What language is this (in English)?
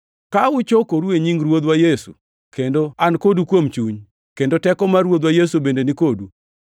Luo (Kenya and Tanzania)